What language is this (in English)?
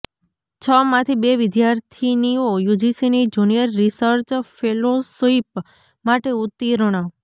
Gujarati